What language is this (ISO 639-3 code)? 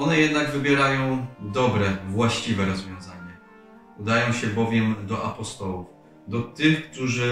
pol